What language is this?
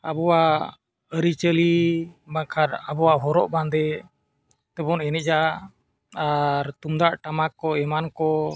Santali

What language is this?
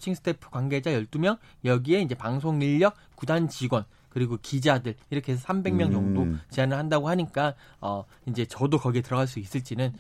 Korean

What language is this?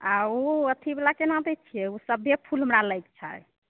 Maithili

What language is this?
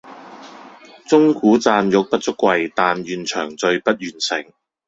Cantonese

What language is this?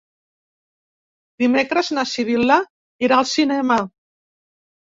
Catalan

